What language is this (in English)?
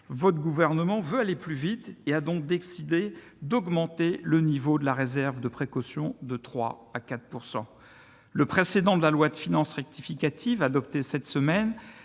French